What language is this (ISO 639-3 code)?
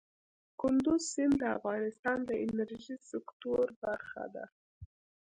pus